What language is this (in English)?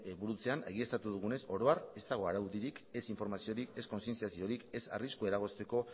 Basque